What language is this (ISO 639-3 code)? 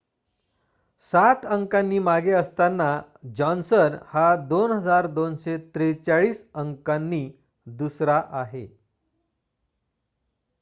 mar